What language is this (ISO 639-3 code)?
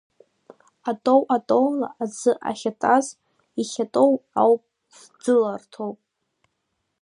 abk